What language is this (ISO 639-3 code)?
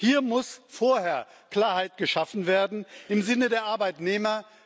deu